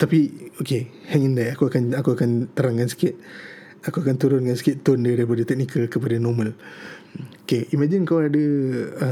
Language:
Malay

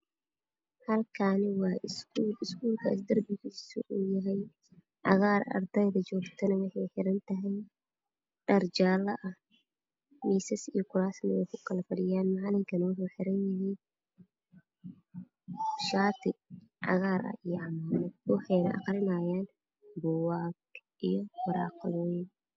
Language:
Somali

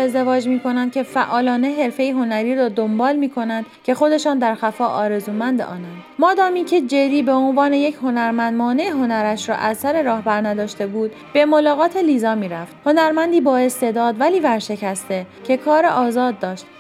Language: Persian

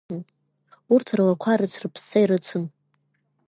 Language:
Abkhazian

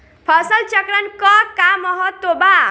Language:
Bhojpuri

